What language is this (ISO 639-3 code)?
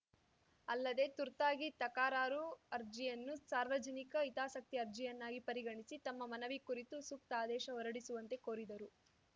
kan